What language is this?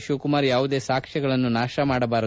Kannada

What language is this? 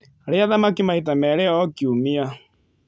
Kikuyu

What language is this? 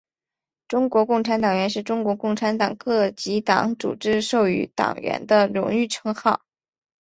Chinese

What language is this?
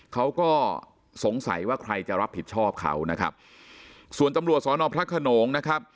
Thai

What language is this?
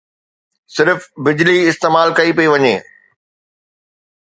Sindhi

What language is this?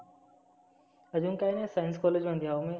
Marathi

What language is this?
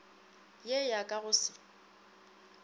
Northern Sotho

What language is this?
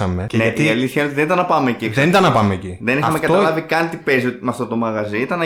Greek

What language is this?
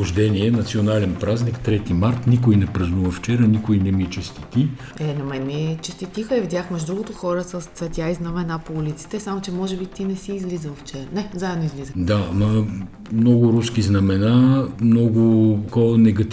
Bulgarian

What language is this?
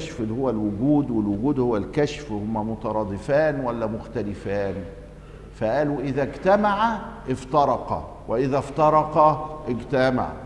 Arabic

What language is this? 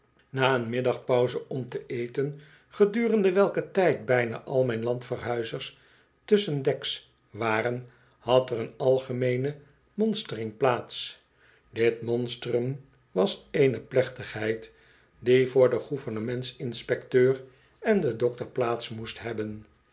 Dutch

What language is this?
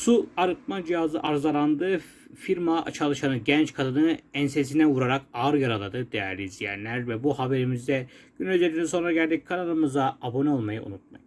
Turkish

